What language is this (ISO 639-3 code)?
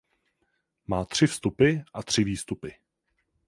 ces